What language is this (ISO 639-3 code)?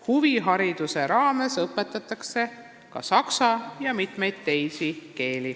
est